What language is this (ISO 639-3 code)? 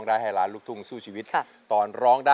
tha